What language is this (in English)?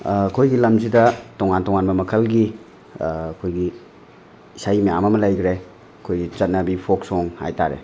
Manipuri